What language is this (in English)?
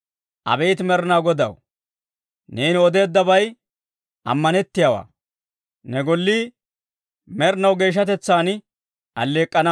Dawro